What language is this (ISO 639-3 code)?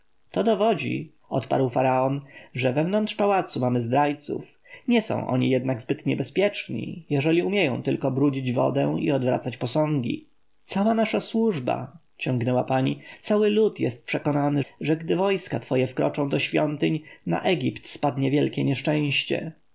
pol